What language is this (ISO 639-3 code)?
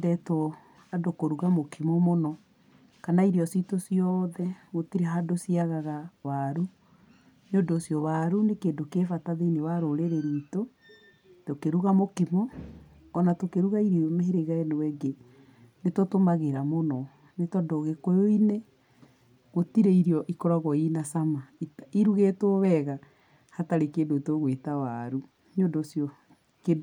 kik